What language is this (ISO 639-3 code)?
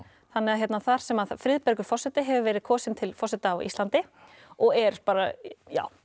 isl